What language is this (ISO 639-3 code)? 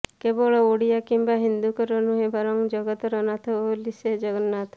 ori